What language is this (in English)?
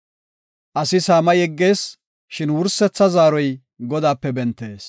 Gofa